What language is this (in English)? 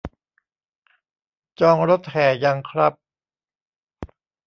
Thai